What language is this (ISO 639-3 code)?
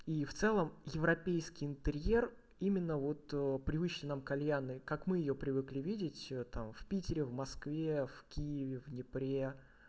rus